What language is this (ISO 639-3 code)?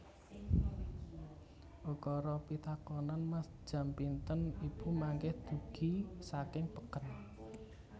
jav